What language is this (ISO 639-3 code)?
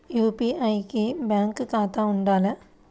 tel